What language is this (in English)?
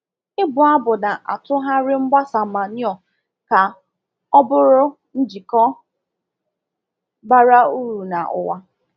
Igbo